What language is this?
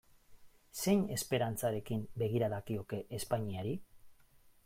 Basque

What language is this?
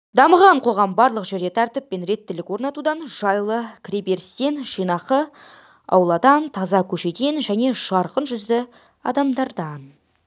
Kazakh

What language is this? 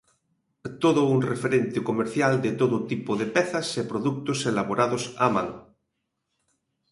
Galician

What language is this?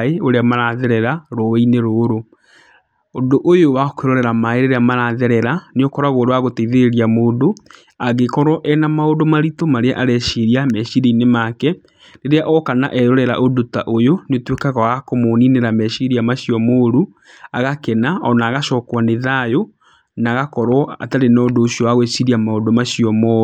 Kikuyu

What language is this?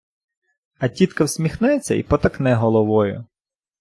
Ukrainian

